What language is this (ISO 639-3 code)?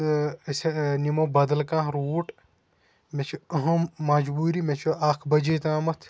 kas